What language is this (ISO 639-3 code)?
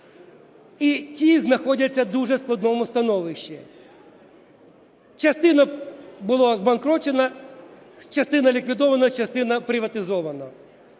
ukr